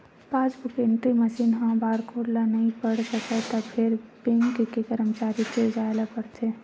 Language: Chhattisgarhi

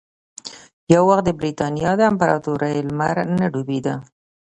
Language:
Pashto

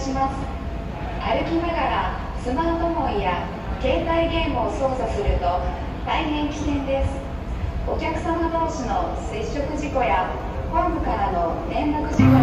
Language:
Japanese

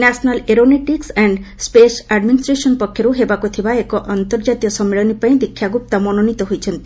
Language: Odia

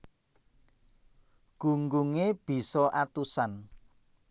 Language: Javanese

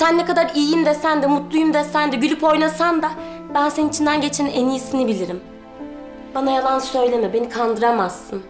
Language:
Turkish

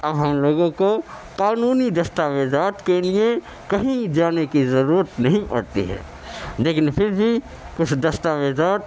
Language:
Urdu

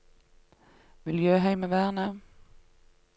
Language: Norwegian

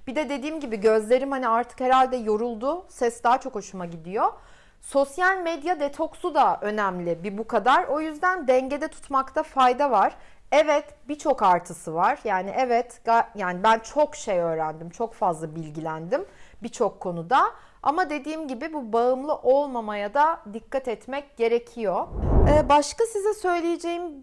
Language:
Turkish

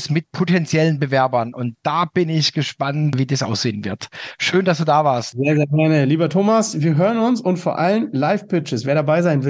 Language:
German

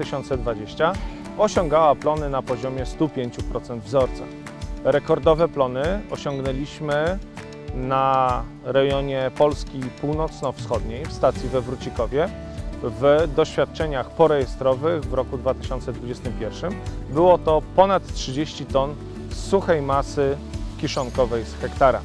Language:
Polish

